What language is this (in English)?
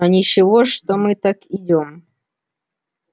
Russian